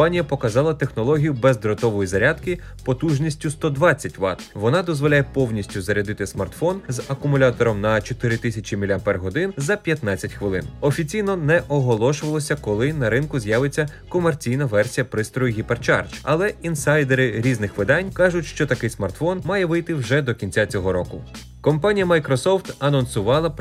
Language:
Ukrainian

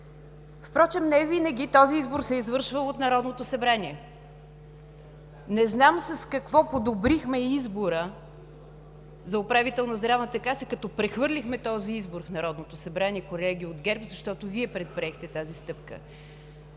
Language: Bulgarian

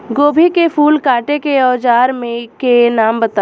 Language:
Bhojpuri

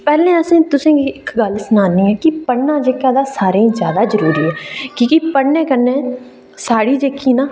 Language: Dogri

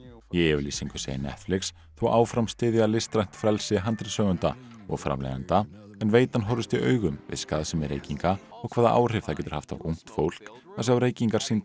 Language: Icelandic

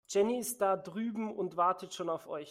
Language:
German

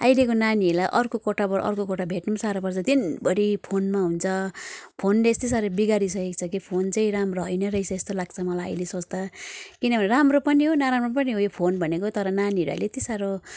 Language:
Nepali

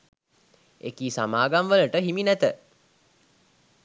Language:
Sinhala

